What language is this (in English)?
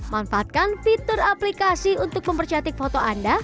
Indonesian